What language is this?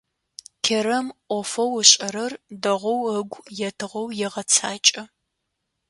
Adyghe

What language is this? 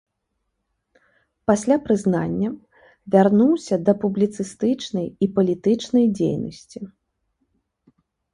Belarusian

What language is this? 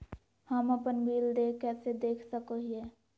Magahi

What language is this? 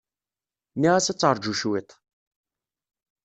Kabyle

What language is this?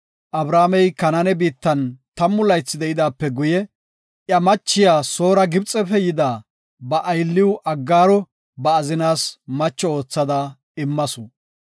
Gofa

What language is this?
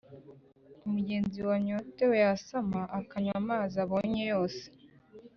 Kinyarwanda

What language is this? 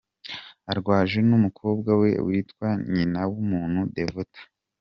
Kinyarwanda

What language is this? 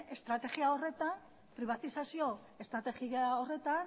Basque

